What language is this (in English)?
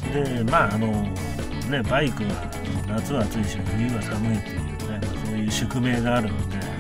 Japanese